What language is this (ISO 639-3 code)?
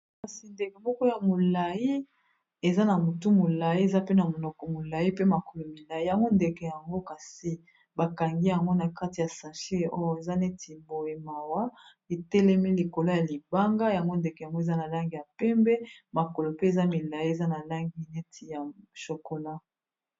lin